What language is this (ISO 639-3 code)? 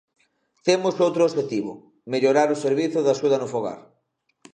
glg